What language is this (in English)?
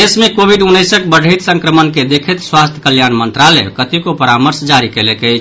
Maithili